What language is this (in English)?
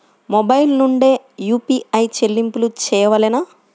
Telugu